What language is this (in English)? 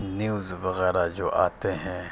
Urdu